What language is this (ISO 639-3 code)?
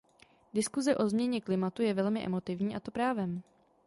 ces